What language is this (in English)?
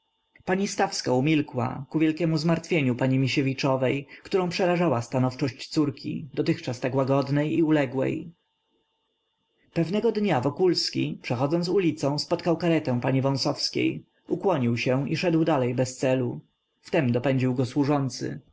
Polish